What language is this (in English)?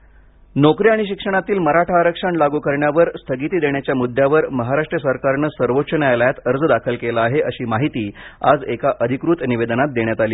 Marathi